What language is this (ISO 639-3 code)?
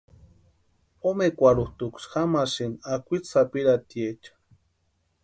pua